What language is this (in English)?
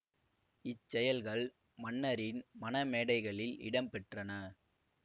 Tamil